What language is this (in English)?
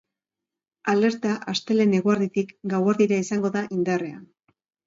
Basque